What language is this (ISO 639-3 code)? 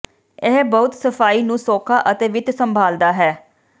pan